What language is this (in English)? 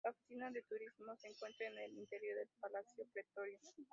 Spanish